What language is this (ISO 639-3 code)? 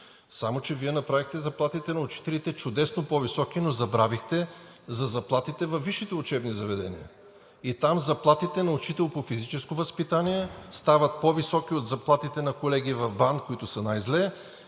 bul